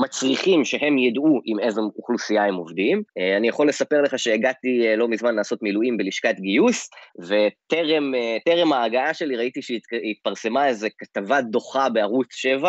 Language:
Hebrew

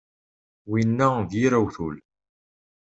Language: Kabyle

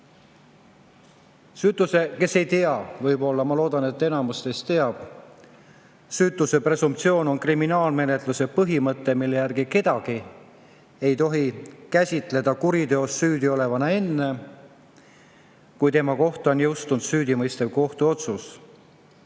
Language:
Estonian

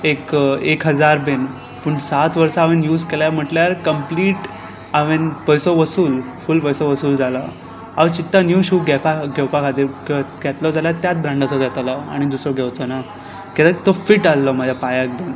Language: Konkani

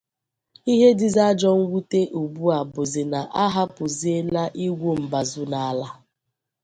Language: Igbo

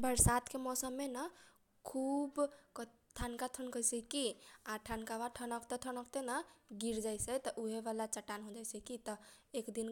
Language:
Kochila Tharu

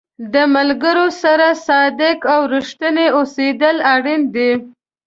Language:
Pashto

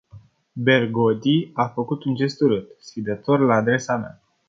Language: Romanian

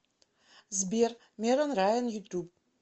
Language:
Russian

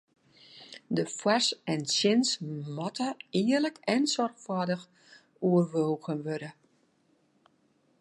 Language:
Western Frisian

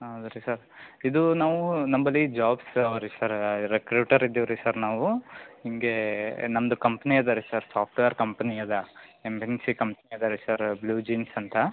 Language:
Kannada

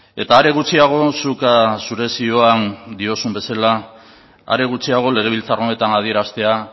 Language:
Basque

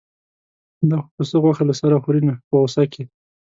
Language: Pashto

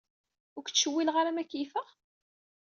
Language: Kabyle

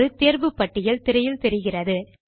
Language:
Tamil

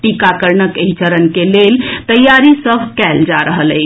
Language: Maithili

